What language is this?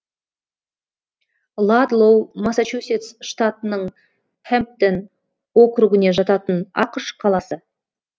Kazakh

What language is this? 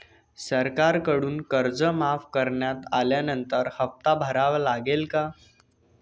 Marathi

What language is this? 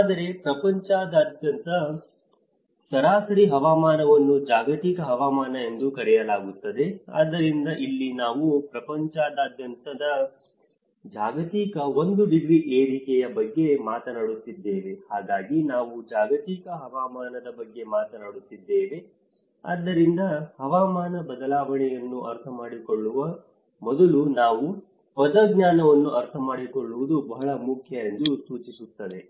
Kannada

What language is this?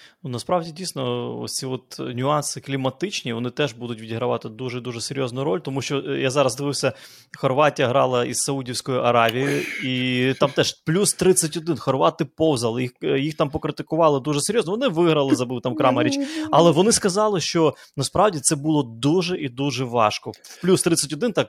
Ukrainian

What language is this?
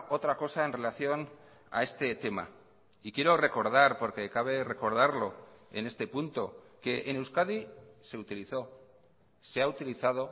Spanish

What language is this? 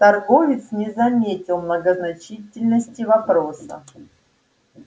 Russian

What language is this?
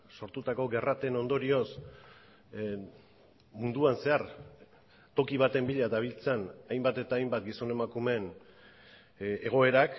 Basque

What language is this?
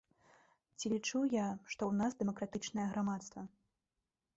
Belarusian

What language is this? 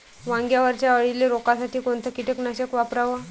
Marathi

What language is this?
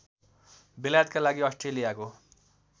Nepali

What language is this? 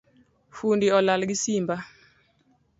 Luo (Kenya and Tanzania)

